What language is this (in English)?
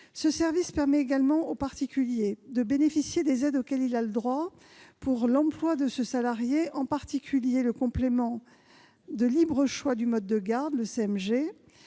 French